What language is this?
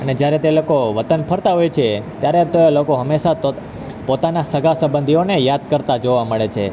Gujarati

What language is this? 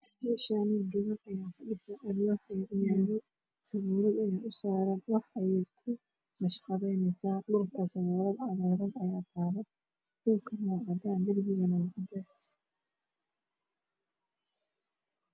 Somali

